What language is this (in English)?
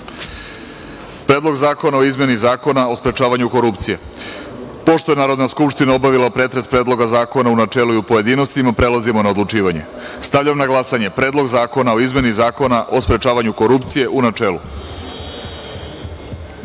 Serbian